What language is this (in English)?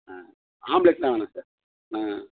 Tamil